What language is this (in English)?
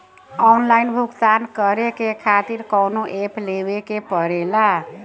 Bhojpuri